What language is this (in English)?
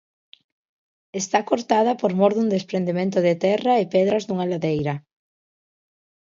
Galician